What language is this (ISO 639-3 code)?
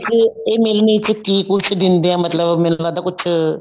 pan